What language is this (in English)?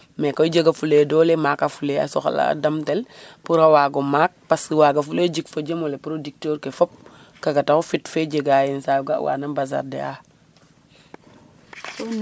Serer